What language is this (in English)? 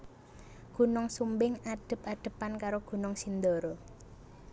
Javanese